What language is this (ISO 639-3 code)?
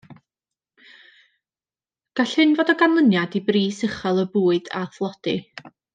cym